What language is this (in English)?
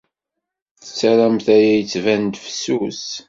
Kabyle